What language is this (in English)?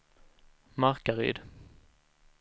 Swedish